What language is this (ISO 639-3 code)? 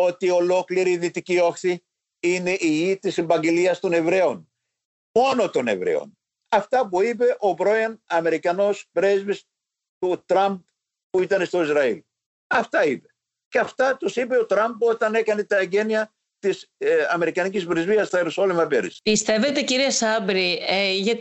ell